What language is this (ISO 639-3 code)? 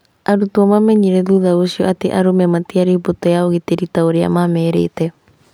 kik